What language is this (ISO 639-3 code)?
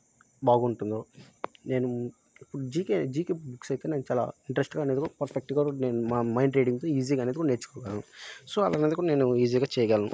tel